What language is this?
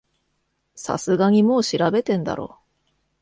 Japanese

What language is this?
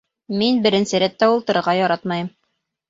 Bashkir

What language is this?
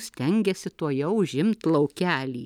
Lithuanian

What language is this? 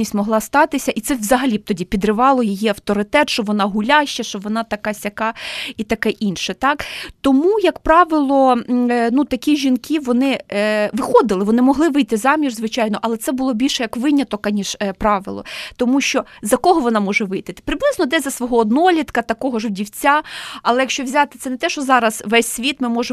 Ukrainian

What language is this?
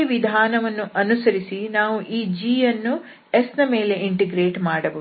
Kannada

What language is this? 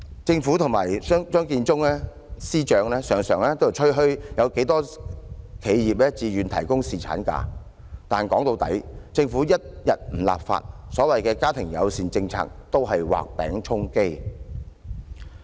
Cantonese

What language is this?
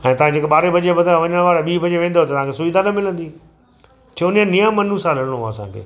Sindhi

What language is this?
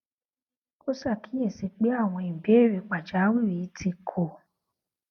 Yoruba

